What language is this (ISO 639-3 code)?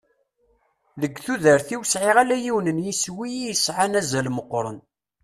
kab